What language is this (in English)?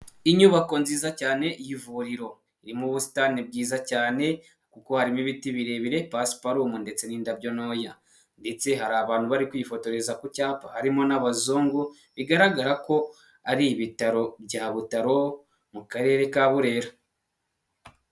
Kinyarwanda